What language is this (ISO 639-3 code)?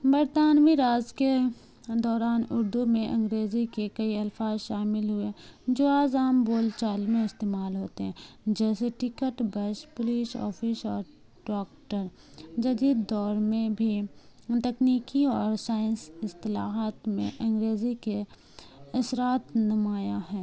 urd